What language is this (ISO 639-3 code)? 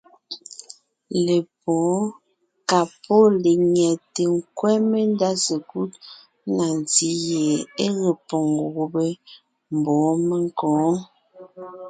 nnh